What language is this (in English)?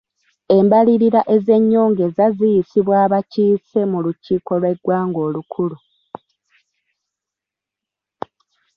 Ganda